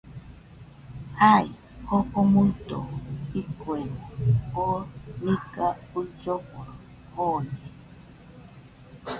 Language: Nüpode Huitoto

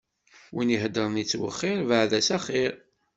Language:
Kabyle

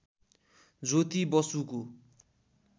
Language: Nepali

